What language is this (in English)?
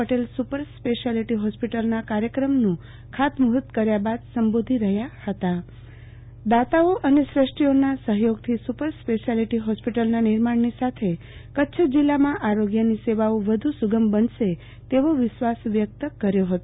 Gujarati